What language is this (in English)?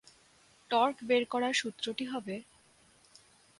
Bangla